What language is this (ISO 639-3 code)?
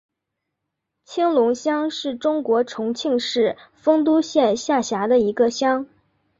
zho